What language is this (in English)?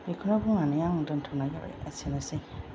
Bodo